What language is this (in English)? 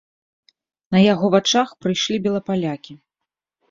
Belarusian